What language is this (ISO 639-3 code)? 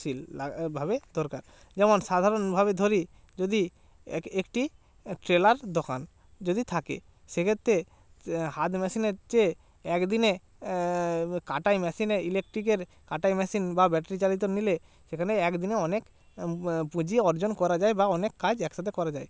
ben